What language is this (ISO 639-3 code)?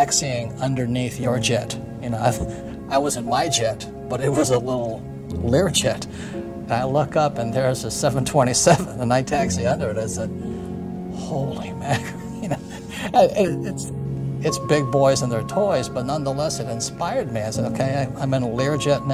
eng